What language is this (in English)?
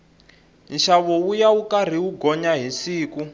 Tsonga